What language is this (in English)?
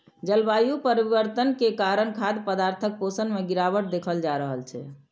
Maithili